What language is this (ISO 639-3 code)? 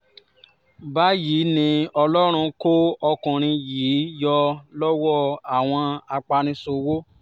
yor